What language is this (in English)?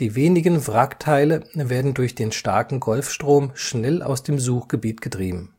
German